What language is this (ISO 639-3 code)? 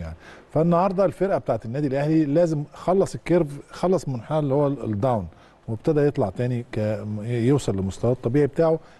ara